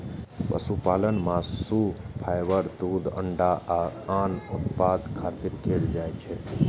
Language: Maithili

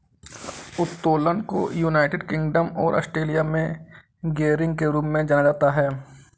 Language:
Hindi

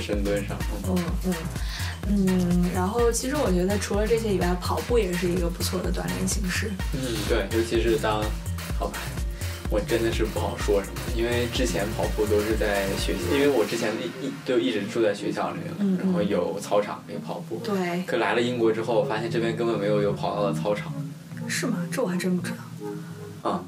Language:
Chinese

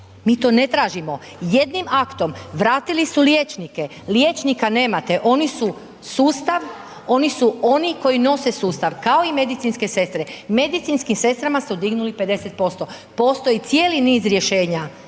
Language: Croatian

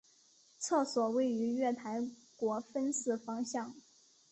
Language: Chinese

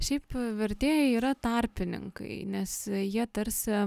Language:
Lithuanian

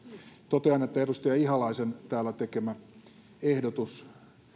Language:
Finnish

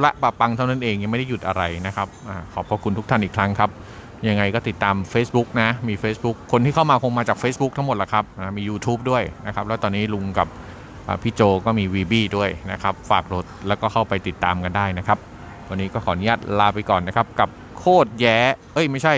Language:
Thai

